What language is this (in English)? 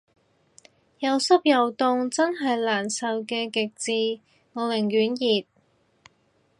Cantonese